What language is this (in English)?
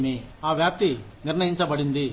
Telugu